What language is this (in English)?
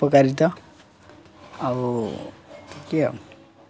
Odia